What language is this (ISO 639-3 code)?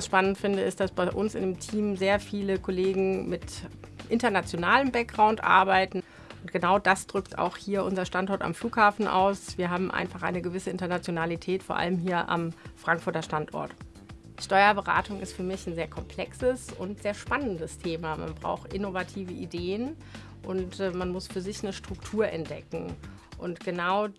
deu